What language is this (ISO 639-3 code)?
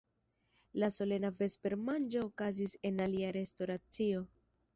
epo